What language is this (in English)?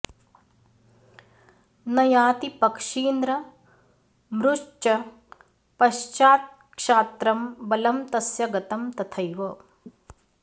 Sanskrit